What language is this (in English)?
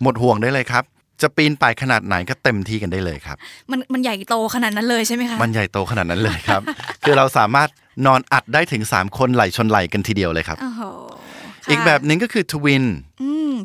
Thai